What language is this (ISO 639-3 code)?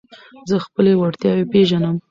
pus